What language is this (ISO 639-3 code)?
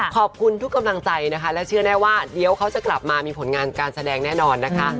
tha